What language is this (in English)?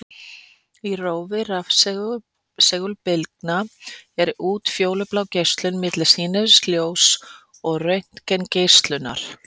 Icelandic